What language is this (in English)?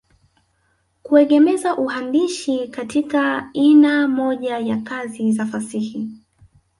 Swahili